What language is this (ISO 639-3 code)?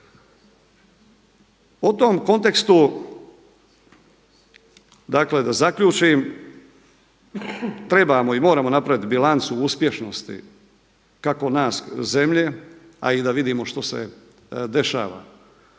hrv